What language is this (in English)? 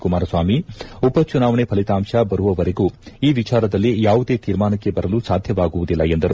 Kannada